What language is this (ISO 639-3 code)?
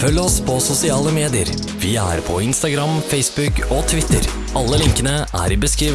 nor